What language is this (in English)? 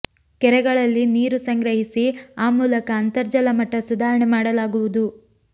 Kannada